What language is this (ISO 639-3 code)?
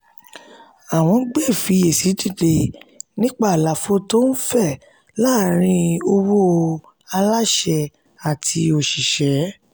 yor